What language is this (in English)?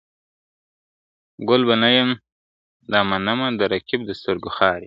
Pashto